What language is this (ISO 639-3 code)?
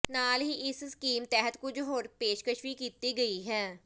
pan